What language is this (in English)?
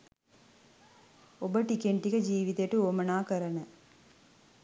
Sinhala